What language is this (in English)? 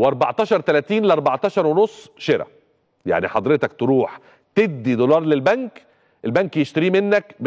Arabic